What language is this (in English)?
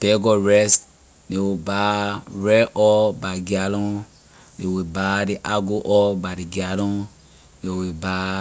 Liberian English